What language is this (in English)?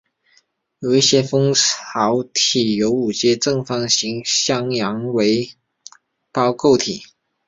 Chinese